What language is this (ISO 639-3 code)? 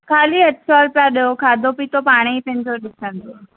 snd